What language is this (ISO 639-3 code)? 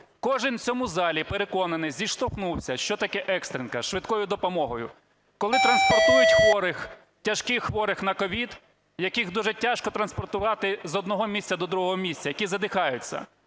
ukr